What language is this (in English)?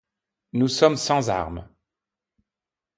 French